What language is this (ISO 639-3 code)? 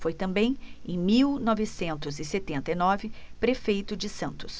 por